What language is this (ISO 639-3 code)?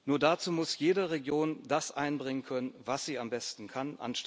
deu